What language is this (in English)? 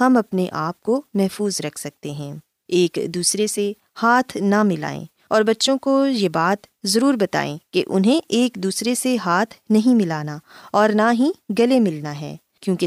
Urdu